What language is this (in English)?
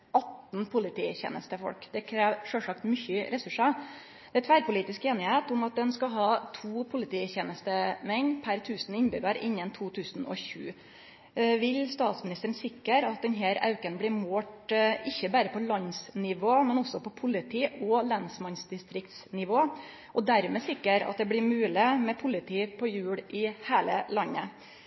Norwegian Nynorsk